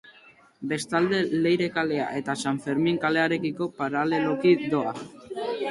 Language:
Basque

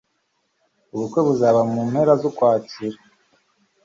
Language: Kinyarwanda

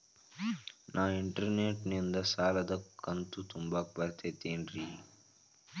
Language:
Kannada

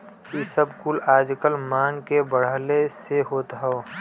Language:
Bhojpuri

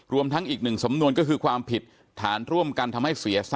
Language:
Thai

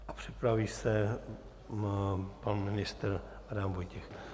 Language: Czech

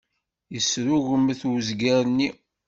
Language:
Kabyle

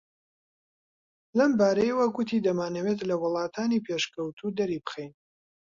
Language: Central Kurdish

